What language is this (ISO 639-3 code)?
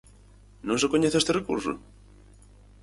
glg